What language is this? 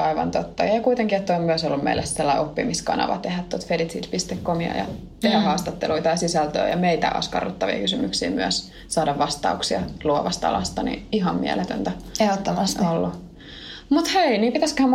Finnish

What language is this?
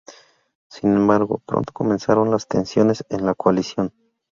Spanish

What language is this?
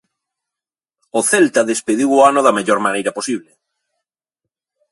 Galician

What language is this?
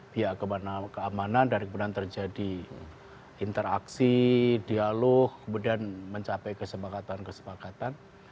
Indonesian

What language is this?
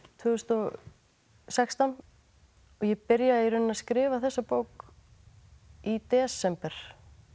Icelandic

